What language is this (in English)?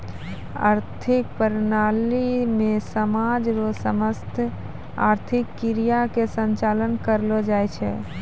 Maithili